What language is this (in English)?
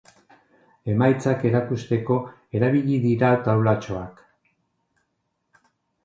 Basque